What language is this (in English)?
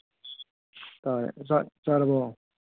Manipuri